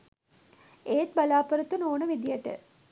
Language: Sinhala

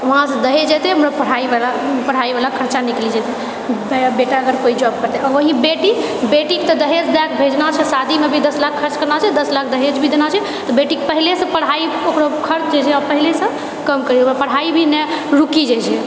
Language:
Maithili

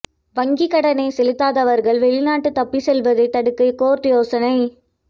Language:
Tamil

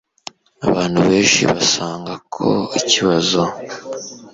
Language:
Kinyarwanda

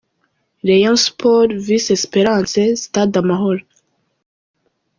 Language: Kinyarwanda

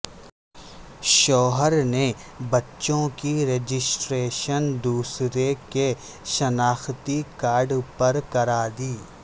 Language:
Urdu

